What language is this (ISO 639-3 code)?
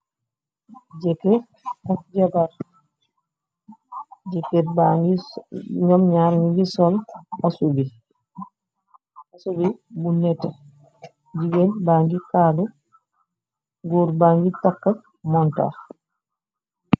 wol